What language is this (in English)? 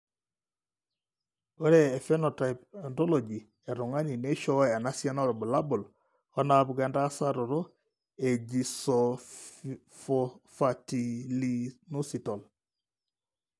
Masai